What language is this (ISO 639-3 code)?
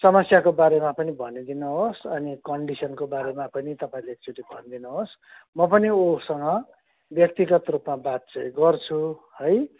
nep